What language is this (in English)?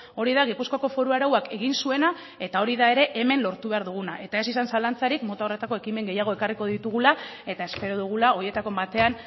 Basque